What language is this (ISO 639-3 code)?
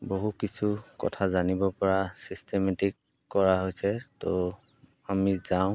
asm